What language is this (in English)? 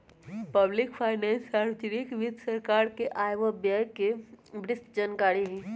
Magahi